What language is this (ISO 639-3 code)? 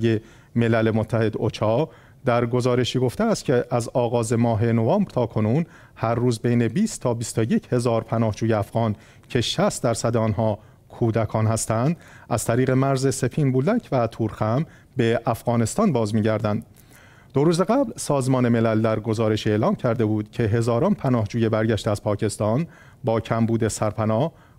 fas